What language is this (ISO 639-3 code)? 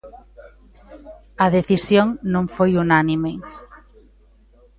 glg